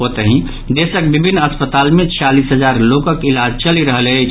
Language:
Maithili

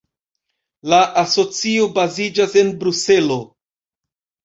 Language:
Esperanto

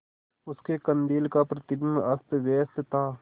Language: Hindi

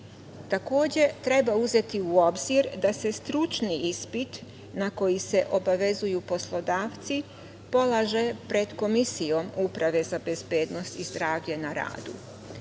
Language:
Serbian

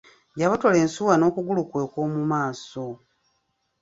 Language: Ganda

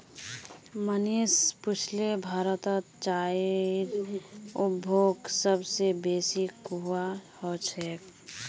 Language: Magahi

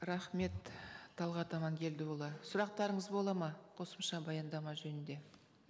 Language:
Kazakh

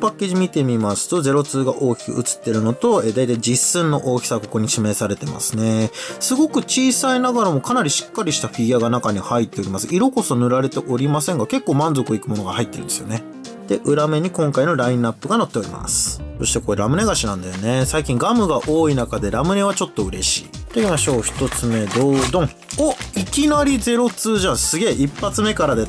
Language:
Japanese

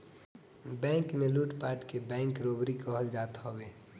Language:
Bhojpuri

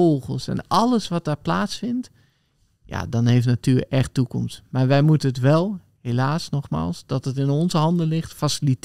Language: Dutch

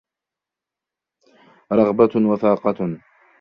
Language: Arabic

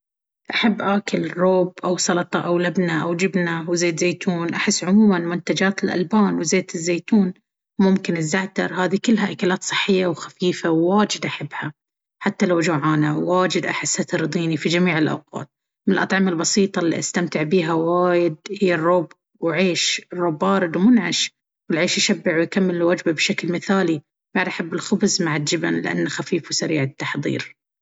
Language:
Baharna Arabic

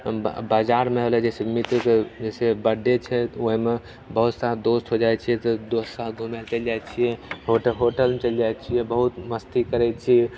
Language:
Maithili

